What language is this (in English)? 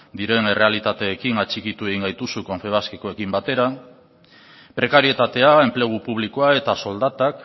Basque